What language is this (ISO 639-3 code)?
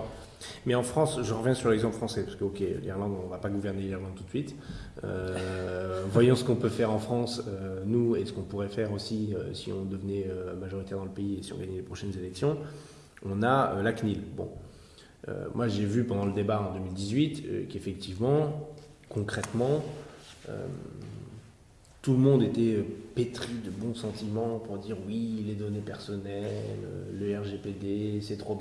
fra